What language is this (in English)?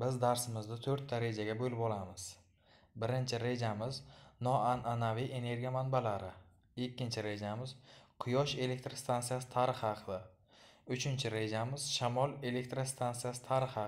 Turkish